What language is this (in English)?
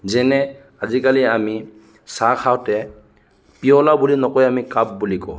Assamese